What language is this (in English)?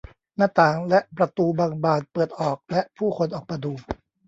Thai